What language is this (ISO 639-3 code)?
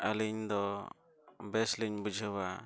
sat